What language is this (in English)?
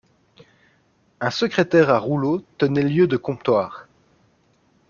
French